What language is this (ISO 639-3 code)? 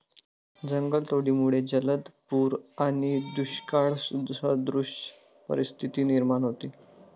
mar